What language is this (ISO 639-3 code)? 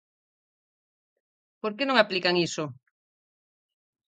glg